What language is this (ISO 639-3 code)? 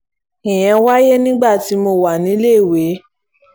yor